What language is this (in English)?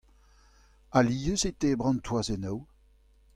Breton